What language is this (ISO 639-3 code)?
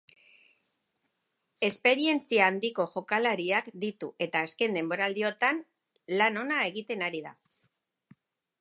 eus